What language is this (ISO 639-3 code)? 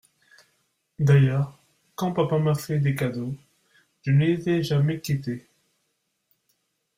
fra